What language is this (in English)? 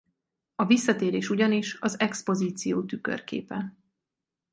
Hungarian